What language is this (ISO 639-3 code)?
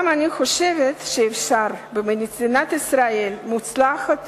heb